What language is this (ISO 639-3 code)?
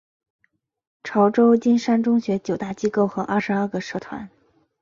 zho